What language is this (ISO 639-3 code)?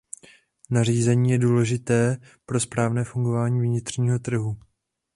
ces